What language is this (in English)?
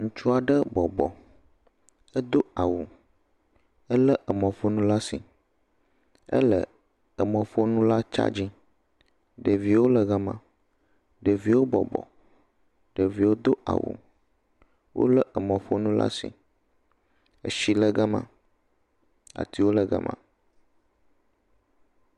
Ewe